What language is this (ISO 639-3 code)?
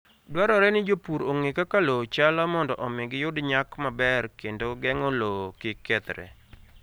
luo